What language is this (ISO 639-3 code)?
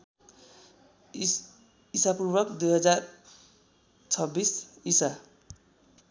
nep